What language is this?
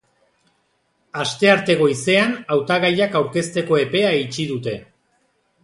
Basque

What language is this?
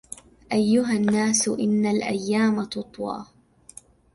Arabic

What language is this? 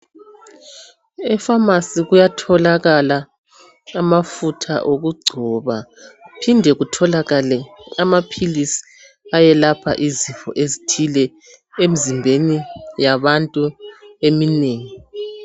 North Ndebele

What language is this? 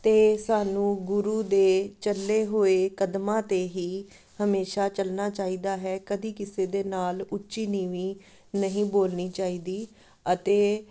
Punjabi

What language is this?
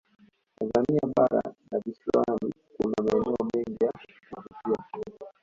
Swahili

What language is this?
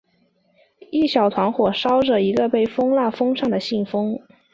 Chinese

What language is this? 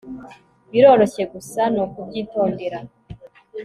Kinyarwanda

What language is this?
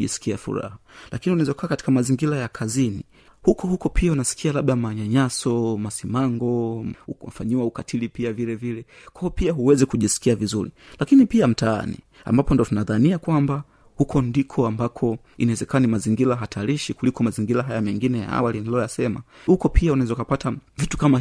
Swahili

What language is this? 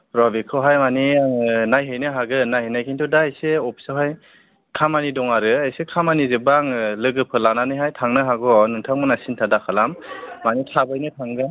Bodo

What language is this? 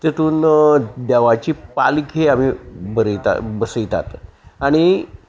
Konkani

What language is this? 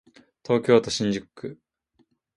Japanese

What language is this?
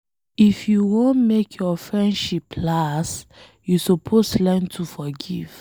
Nigerian Pidgin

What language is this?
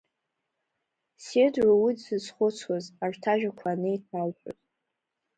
Abkhazian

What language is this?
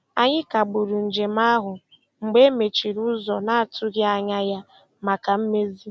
Igbo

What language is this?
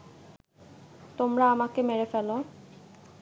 Bangla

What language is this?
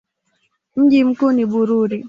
Swahili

